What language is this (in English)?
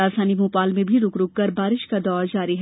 Hindi